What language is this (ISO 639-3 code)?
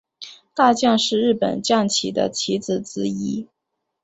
zho